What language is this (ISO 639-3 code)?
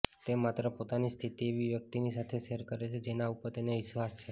guj